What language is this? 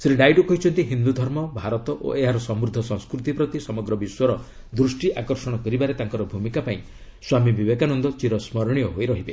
Odia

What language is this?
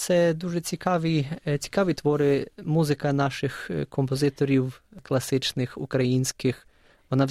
Ukrainian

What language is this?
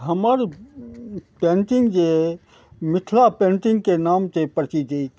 Maithili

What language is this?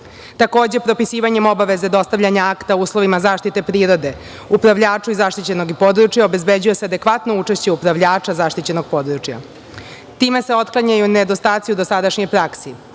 Serbian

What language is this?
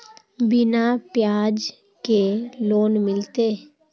Magahi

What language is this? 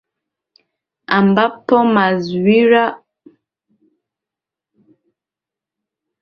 Swahili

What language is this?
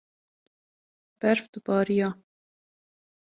Kurdish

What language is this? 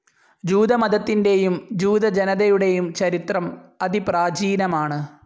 Malayalam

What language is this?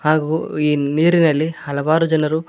Kannada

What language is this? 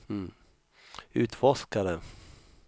Swedish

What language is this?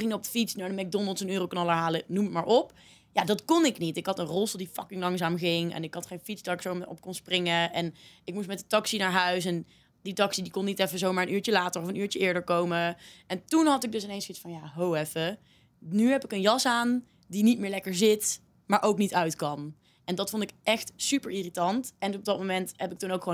Dutch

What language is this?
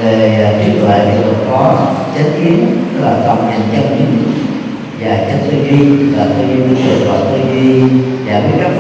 Vietnamese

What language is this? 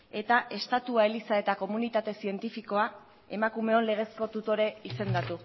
Basque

